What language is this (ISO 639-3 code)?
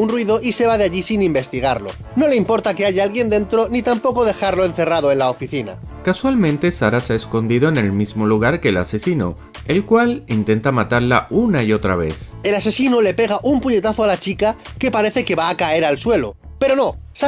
spa